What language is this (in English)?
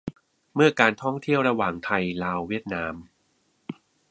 Thai